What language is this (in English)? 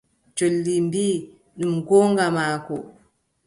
Adamawa Fulfulde